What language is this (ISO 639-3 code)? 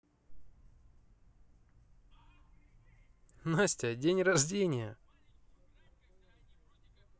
rus